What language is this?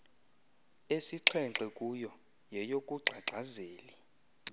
Xhosa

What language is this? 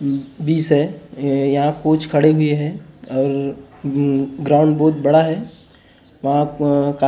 Hindi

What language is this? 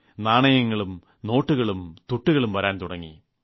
Malayalam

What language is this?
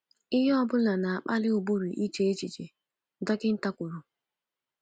Igbo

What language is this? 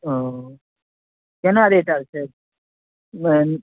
Maithili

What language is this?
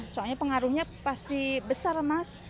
Indonesian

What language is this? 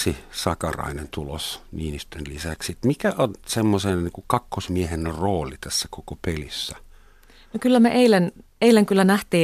Finnish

